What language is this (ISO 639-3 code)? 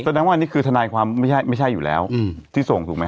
tha